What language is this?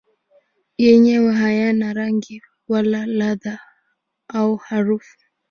Swahili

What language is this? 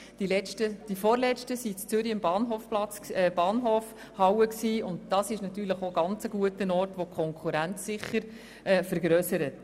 Swiss German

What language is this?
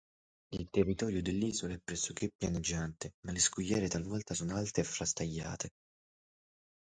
Italian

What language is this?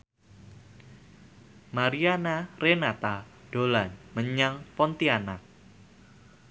Javanese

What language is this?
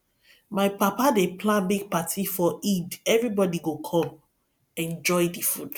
Nigerian Pidgin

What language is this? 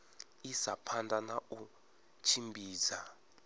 Venda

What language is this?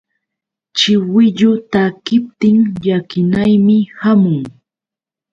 Yauyos Quechua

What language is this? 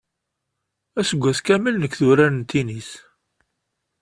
Kabyle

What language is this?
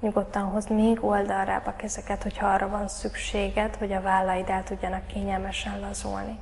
Hungarian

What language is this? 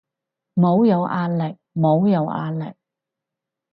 Cantonese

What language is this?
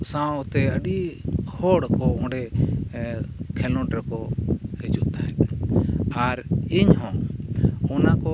Santali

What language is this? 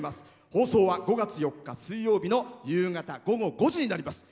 Japanese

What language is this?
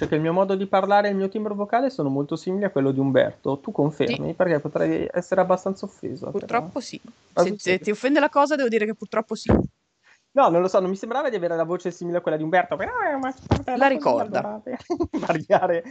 Italian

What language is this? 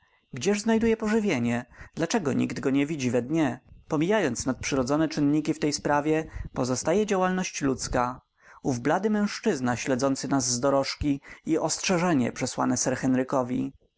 Polish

